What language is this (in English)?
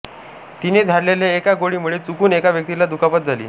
Marathi